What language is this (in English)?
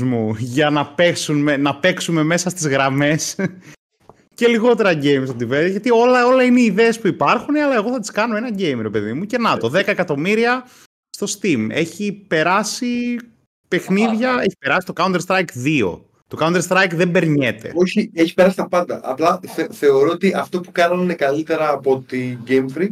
Greek